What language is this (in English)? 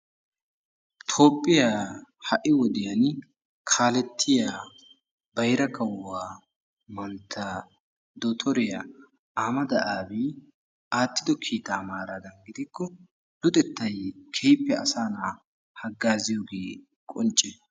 Wolaytta